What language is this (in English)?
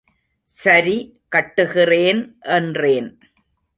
Tamil